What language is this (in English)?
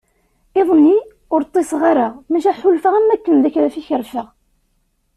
Kabyle